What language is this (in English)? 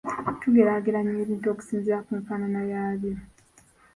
Ganda